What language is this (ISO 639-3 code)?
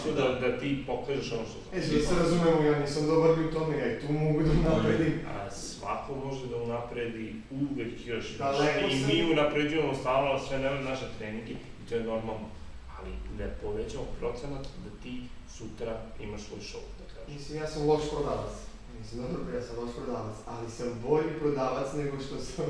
ita